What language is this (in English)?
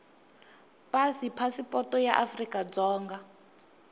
Tsonga